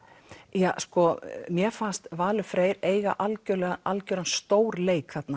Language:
Icelandic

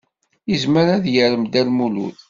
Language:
Kabyle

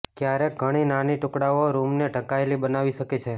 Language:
Gujarati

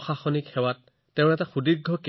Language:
Assamese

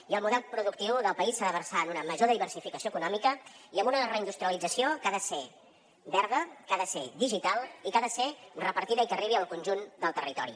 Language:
Catalan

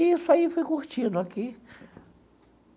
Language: Portuguese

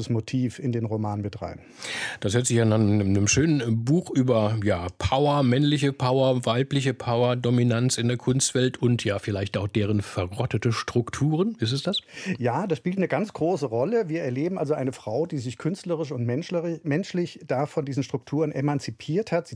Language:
German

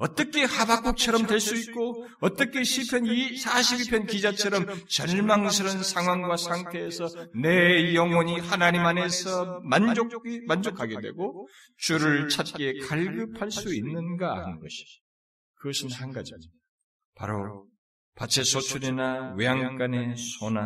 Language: Korean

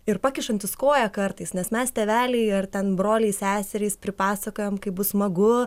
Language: Lithuanian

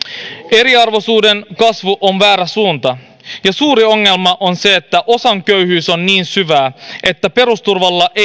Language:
Finnish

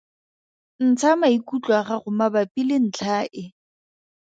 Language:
Tswana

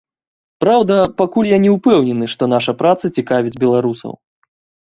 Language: Belarusian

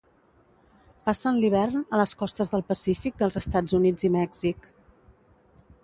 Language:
Catalan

